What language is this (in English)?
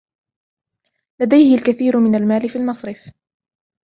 Arabic